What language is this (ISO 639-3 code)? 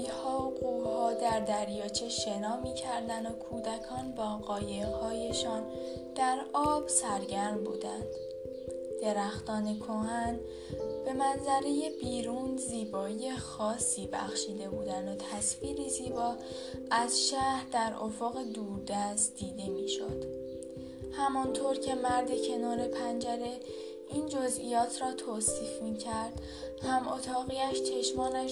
fas